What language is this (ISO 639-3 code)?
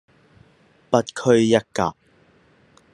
yue